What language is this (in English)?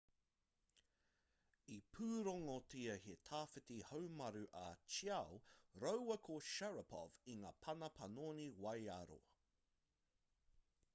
Māori